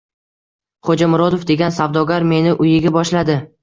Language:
Uzbek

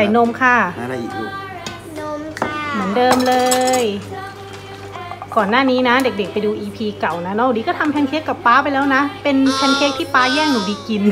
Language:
Thai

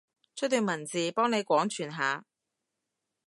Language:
Cantonese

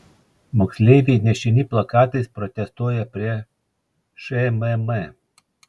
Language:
Lithuanian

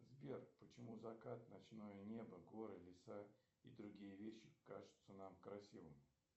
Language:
Russian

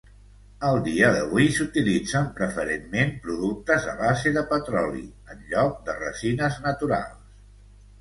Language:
Catalan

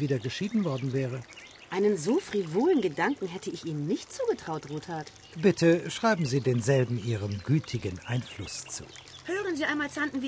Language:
German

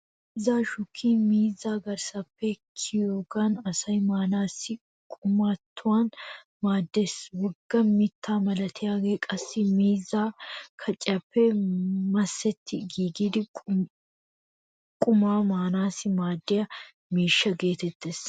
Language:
Wolaytta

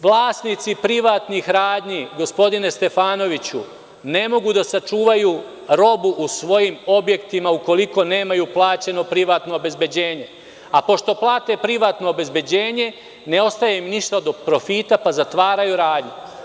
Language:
Serbian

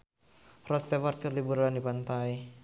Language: Sundanese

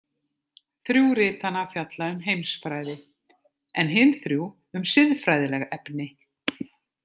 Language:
Icelandic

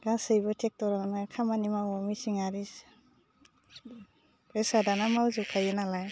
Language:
Bodo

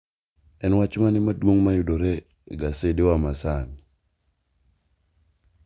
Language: Luo (Kenya and Tanzania)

